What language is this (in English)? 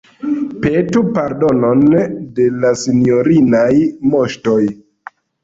Esperanto